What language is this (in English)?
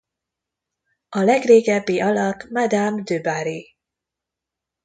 Hungarian